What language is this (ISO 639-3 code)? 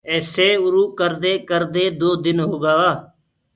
ggg